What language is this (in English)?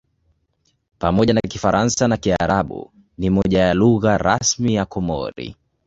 Swahili